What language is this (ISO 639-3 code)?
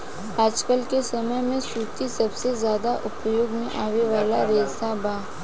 bho